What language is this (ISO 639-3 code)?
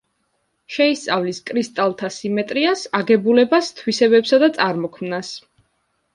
kat